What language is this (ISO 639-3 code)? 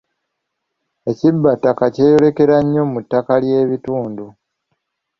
lug